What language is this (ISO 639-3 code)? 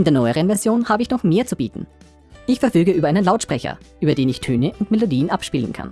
deu